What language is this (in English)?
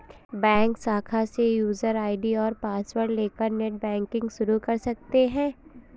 Hindi